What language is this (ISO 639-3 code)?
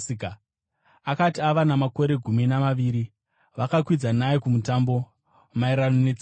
sna